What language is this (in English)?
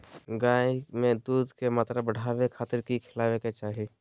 Magahi